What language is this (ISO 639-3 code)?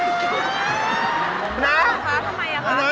tha